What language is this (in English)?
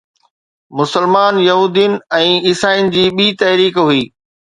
Sindhi